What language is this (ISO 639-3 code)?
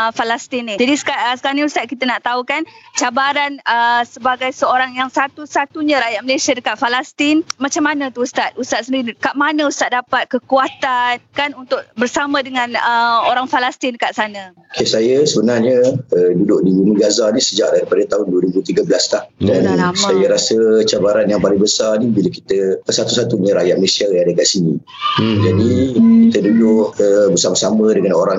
msa